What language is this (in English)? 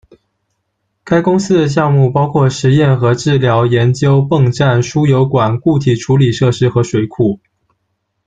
Chinese